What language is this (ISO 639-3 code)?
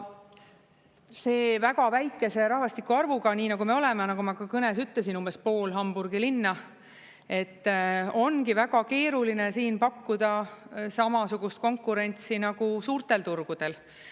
est